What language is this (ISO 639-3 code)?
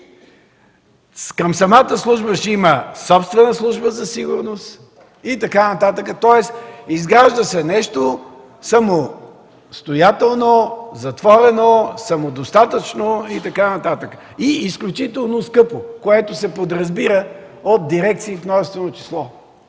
bul